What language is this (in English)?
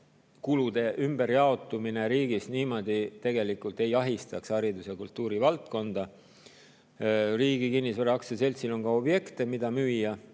Estonian